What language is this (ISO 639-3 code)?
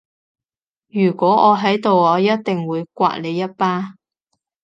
yue